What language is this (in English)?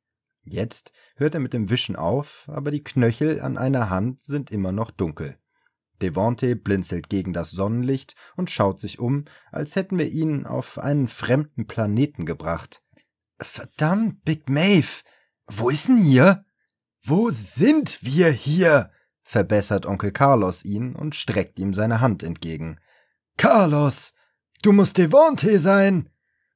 German